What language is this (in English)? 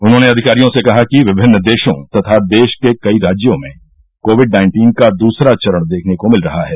Hindi